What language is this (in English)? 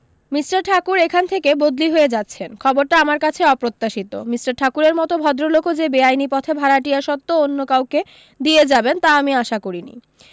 Bangla